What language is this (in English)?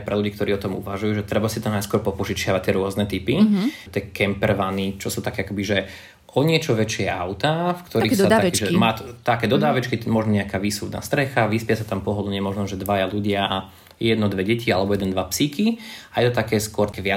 Slovak